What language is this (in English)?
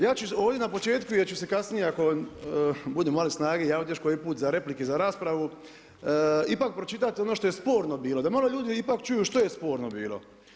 Croatian